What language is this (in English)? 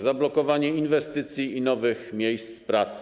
Polish